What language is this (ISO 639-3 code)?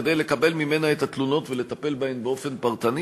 heb